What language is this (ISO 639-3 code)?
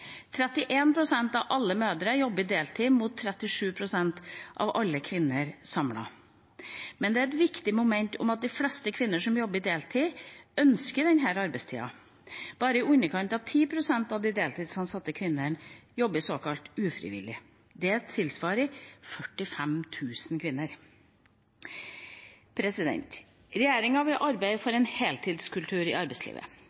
nob